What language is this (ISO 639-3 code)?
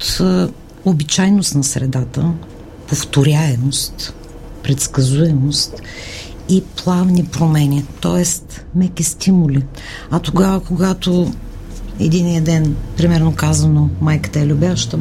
bul